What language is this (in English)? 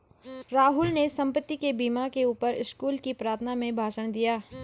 Hindi